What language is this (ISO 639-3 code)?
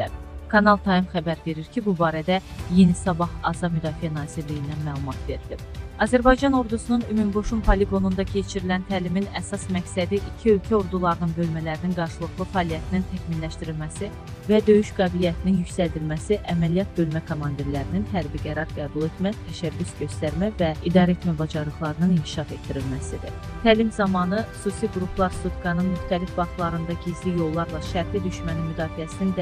tur